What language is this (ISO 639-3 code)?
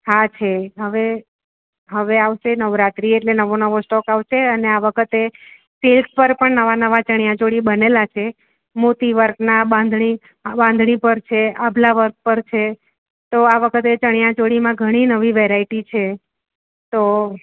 guj